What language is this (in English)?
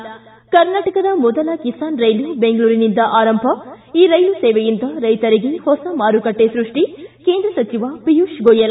Kannada